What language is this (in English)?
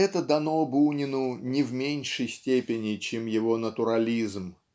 Russian